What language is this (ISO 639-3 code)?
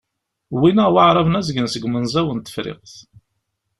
kab